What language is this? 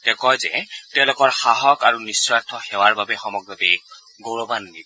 Assamese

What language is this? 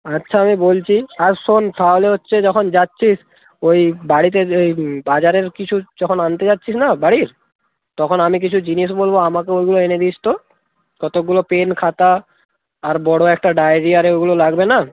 Bangla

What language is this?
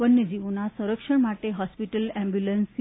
Gujarati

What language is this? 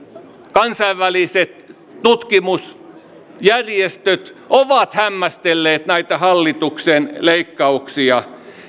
Finnish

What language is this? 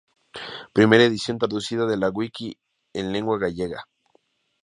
Spanish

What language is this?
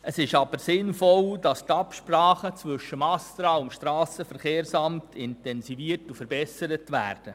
Swiss German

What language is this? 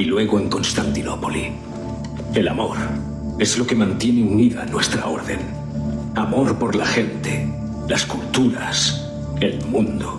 Spanish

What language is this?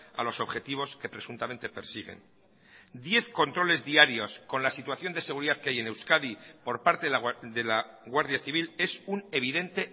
Spanish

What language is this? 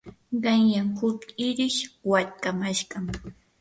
Yanahuanca Pasco Quechua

